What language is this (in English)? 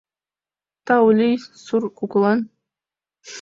Mari